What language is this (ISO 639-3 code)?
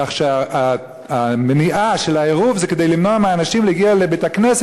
heb